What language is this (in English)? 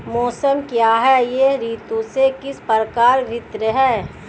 Hindi